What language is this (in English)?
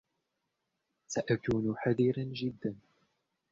Arabic